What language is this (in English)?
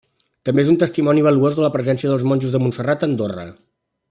Catalan